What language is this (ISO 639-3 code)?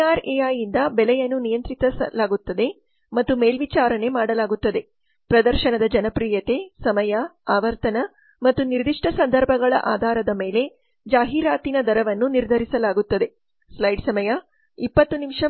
kan